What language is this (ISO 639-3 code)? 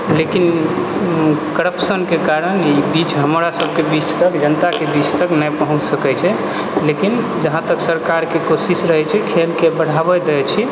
mai